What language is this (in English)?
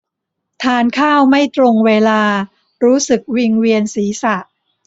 Thai